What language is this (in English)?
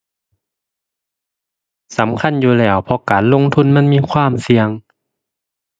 Thai